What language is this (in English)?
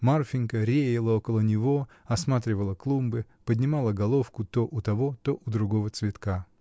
Russian